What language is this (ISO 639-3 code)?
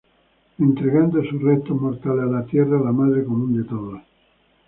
spa